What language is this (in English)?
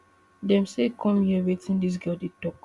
Nigerian Pidgin